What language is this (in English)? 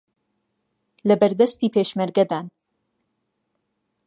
Central Kurdish